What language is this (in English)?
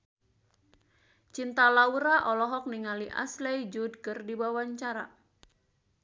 Sundanese